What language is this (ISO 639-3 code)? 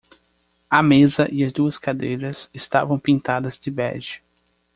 por